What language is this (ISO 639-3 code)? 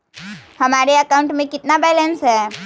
mag